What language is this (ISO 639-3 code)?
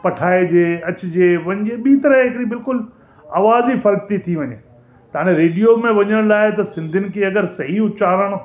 snd